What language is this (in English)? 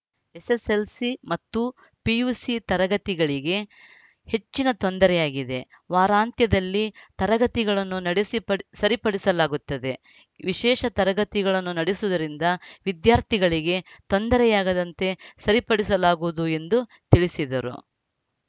Kannada